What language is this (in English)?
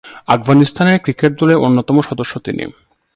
Bangla